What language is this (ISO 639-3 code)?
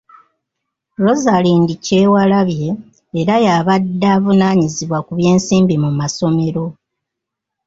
lug